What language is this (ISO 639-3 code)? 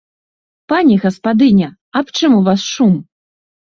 bel